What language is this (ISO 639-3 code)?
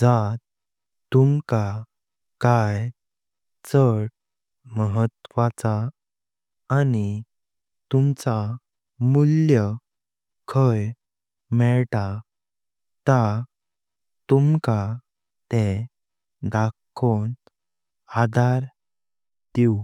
kok